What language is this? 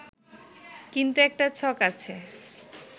Bangla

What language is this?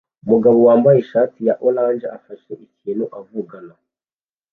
Kinyarwanda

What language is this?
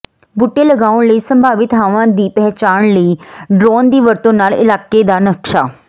Punjabi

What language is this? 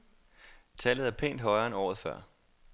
Danish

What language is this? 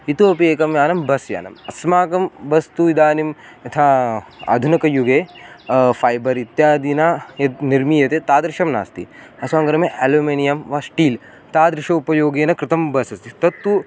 Sanskrit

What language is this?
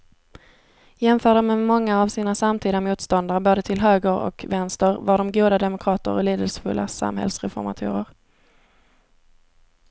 Swedish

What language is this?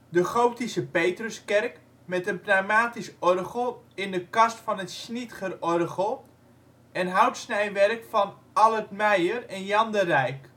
Dutch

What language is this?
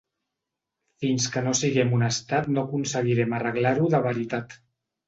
Catalan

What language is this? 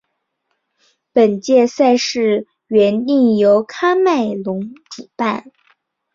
Chinese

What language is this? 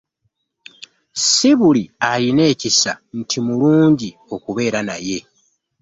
Ganda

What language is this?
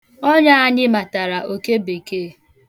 Igbo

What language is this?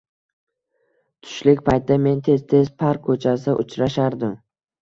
Uzbek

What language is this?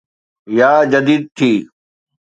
Sindhi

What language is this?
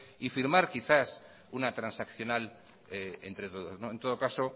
Spanish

